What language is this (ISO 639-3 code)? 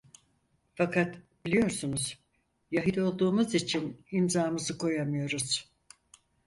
tur